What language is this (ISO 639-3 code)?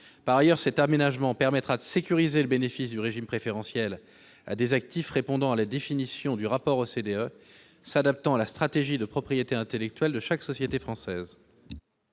fra